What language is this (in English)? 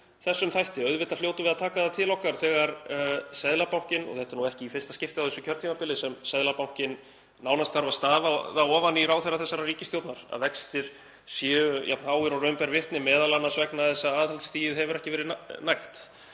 Icelandic